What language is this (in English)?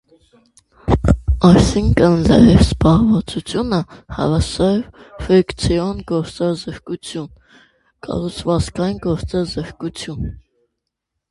Armenian